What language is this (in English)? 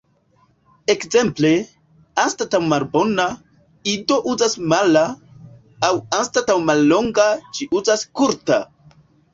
Esperanto